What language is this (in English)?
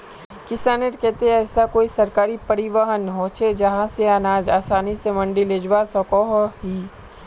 Magahi